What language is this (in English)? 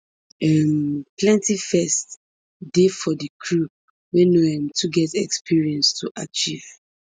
Nigerian Pidgin